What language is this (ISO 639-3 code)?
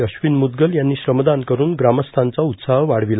mar